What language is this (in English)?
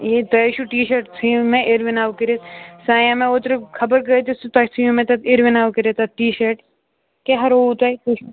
Kashmiri